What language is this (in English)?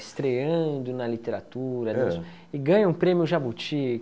Portuguese